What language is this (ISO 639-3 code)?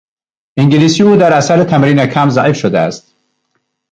fas